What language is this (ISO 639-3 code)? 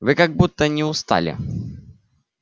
rus